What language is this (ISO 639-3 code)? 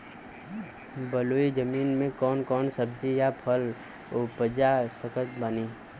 bho